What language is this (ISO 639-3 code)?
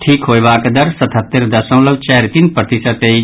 mai